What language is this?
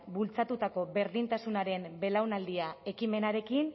Basque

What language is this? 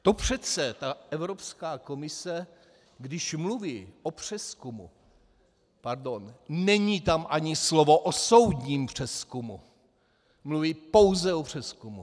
Czech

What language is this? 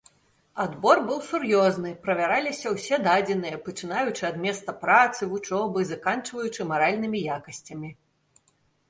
Belarusian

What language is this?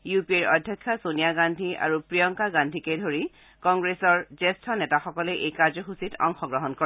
Assamese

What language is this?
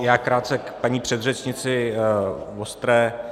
Czech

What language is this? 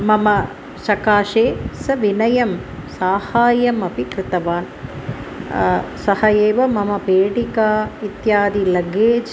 Sanskrit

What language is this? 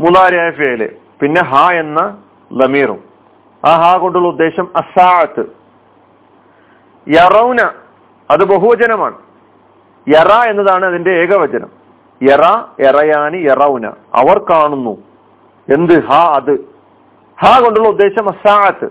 Malayalam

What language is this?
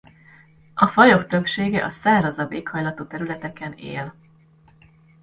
Hungarian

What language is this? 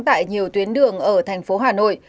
Vietnamese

